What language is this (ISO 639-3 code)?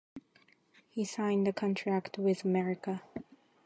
eng